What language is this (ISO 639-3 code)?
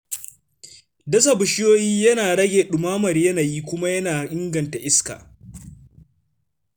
hau